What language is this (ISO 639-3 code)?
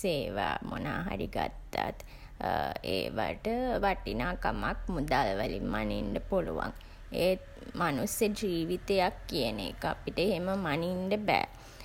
sin